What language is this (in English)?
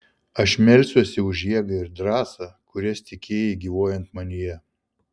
Lithuanian